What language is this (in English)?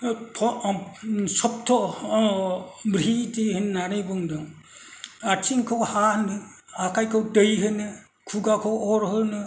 Bodo